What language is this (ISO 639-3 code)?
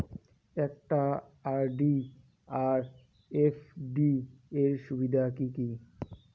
ben